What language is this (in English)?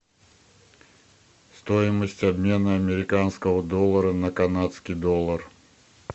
Russian